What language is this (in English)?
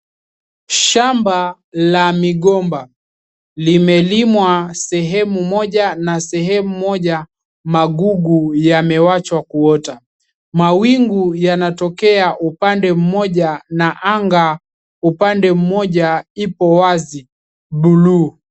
Swahili